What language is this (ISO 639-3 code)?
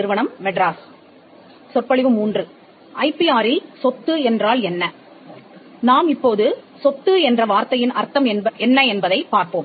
tam